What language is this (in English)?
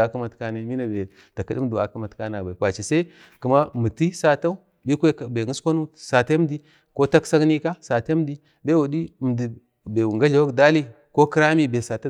Bade